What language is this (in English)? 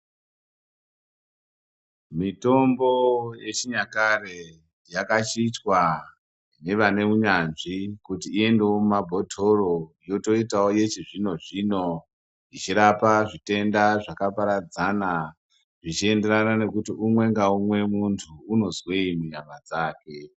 Ndau